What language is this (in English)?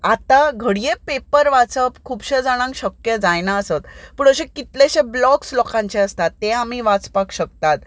Konkani